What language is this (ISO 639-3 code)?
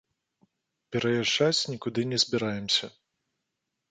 bel